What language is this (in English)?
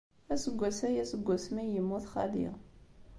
Kabyle